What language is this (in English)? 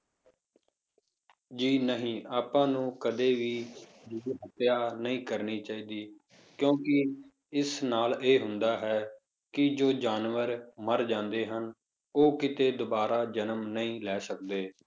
Punjabi